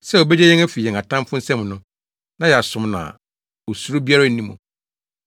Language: Akan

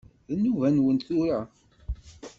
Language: Kabyle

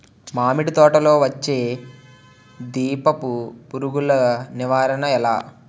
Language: Telugu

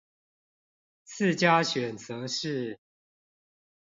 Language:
Chinese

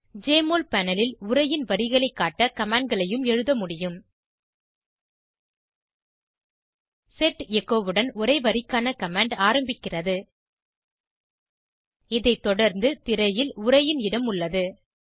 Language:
Tamil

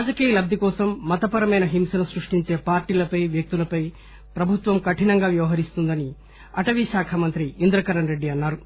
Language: Telugu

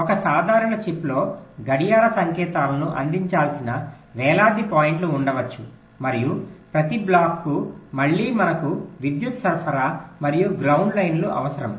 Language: Telugu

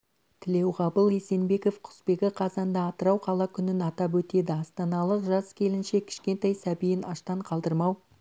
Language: Kazakh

